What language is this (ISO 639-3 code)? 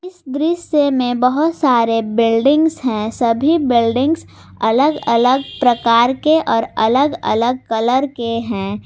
hin